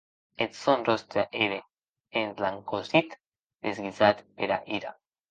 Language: Occitan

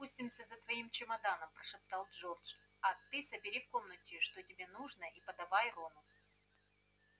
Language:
Russian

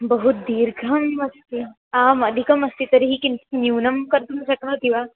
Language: Sanskrit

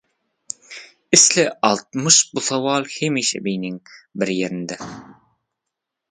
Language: Turkmen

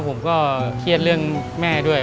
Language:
Thai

